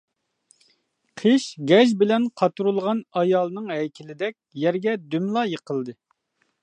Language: Uyghur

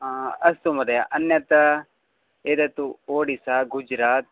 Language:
Sanskrit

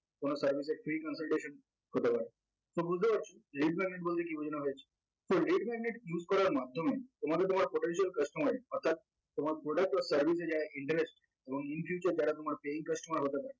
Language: Bangla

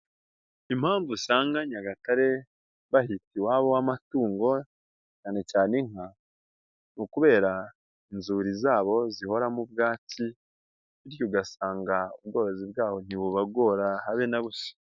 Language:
Kinyarwanda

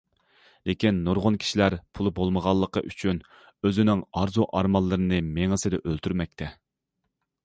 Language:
Uyghur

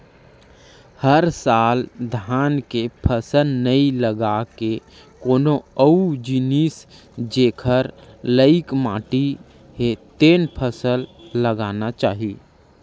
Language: Chhattisgarhi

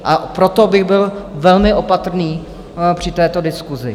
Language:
Czech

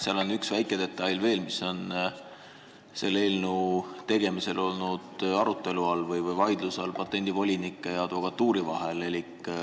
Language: Estonian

